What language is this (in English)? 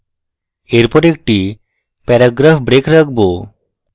Bangla